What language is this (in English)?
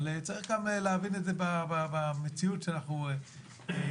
Hebrew